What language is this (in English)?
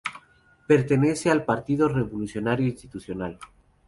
Spanish